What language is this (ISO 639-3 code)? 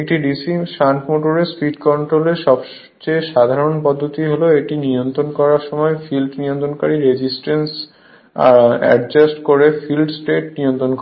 ben